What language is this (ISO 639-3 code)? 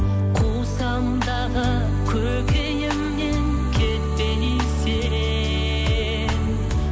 kaz